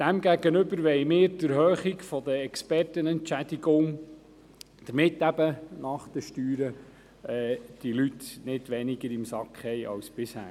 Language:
Swiss German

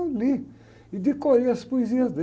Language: Portuguese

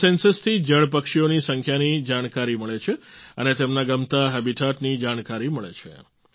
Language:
Gujarati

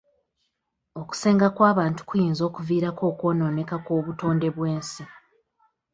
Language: Ganda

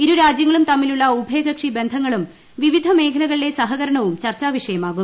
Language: Malayalam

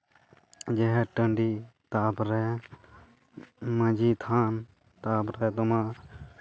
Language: Santali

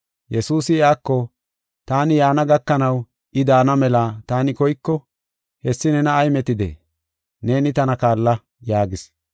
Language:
Gofa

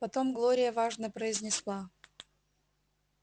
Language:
Russian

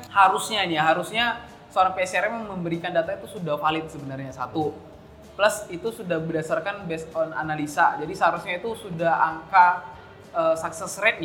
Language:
Indonesian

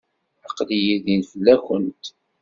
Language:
Kabyle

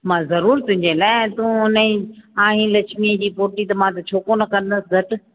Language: Sindhi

